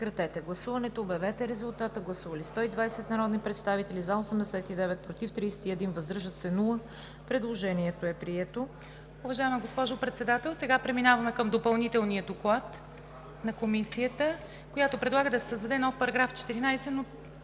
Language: Bulgarian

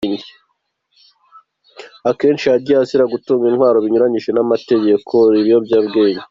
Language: Kinyarwanda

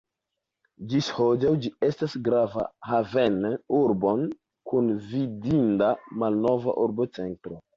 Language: Esperanto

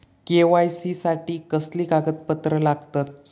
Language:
Marathi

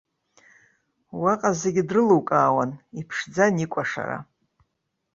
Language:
Abkhazian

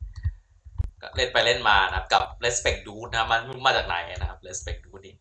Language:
Thai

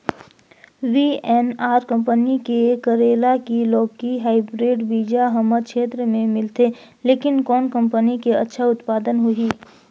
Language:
Chhattisgarhi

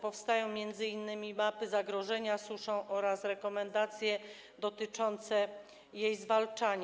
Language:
Polish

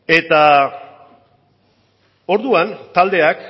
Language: Basque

